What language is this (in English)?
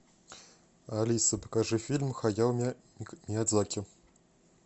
Russian